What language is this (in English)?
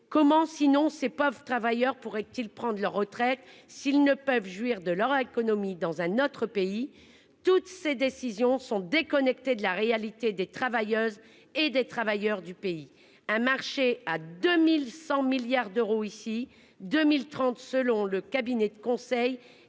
French